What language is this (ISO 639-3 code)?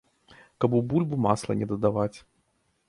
bel